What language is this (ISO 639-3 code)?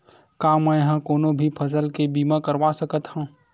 hne